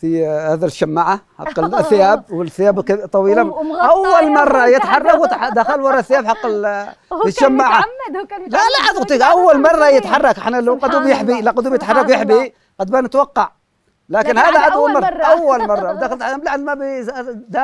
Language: Arabic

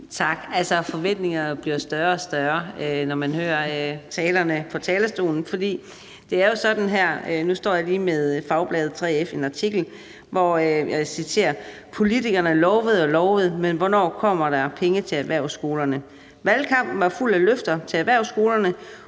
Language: Danish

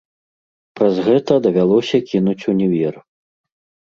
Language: Belarusian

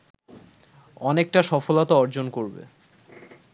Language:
Bangla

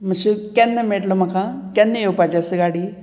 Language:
Konkani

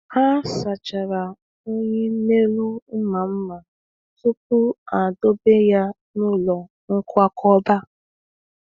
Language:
Igbo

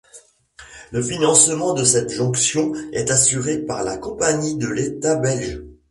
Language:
French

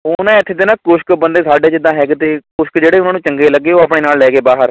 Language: Punjabi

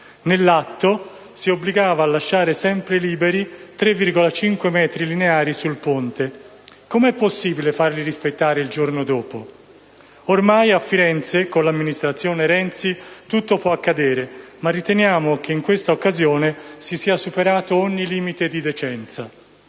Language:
Italian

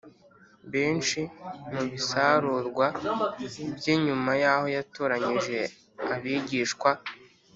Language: Kinyarwanda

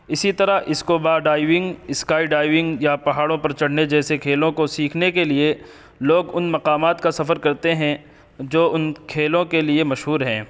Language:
Urdu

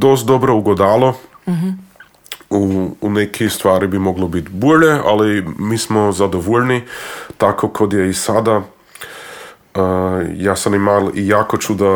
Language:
Croatian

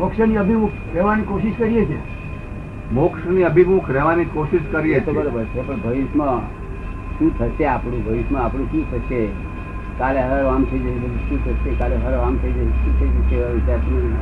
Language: Gujarati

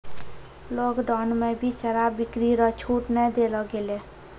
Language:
Maithili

